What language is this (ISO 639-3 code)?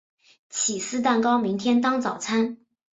zho